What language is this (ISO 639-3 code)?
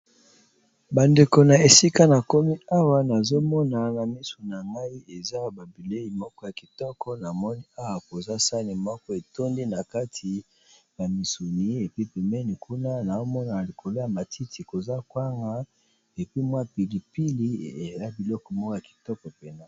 lin